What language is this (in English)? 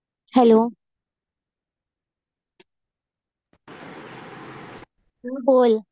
Marathi